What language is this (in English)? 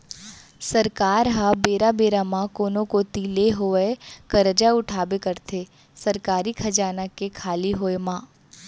Chhattisgarhi